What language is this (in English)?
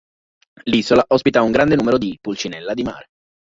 Italian